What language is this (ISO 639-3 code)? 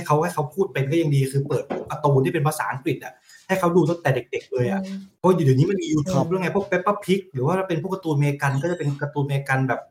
tha